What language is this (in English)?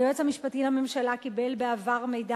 Hebrew